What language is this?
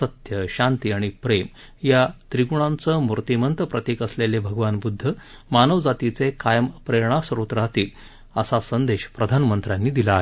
Marathi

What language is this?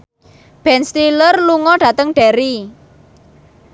Javanese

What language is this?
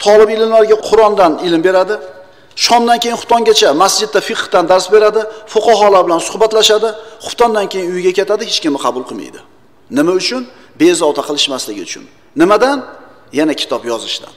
Turkish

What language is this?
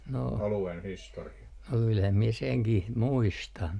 Finnish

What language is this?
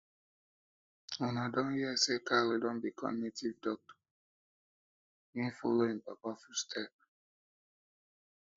Nigerian Pidgin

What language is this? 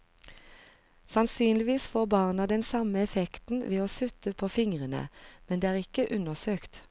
Norwegian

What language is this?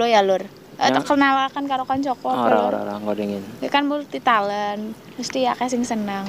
Indonesian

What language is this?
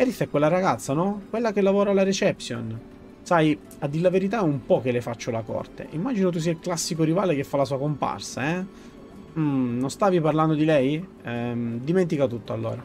Italian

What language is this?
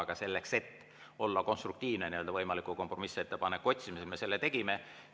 Estonian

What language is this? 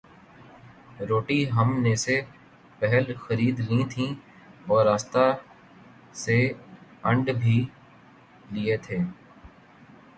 Urdu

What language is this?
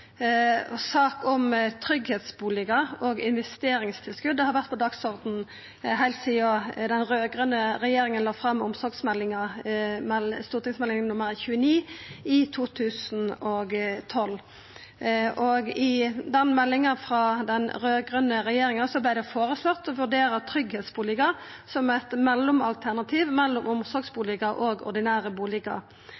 Norwegian Nynorsk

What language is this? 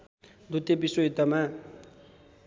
Nepali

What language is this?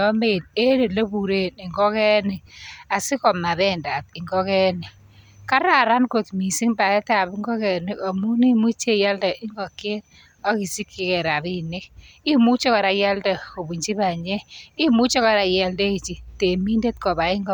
Kalenjin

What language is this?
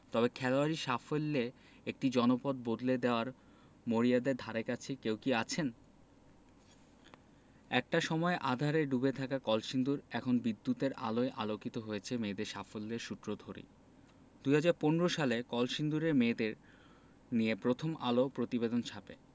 Bangla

